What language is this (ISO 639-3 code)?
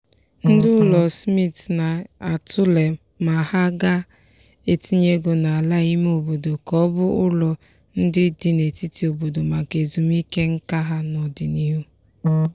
ibo